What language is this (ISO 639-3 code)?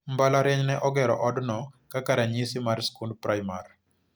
luo